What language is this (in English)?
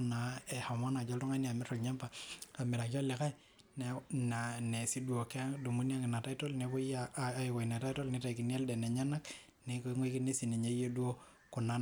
Masai